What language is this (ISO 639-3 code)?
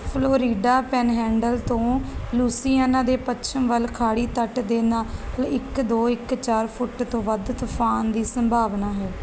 pan